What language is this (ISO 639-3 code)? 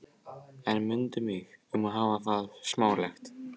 isl